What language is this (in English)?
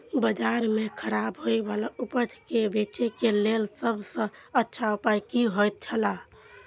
Maithili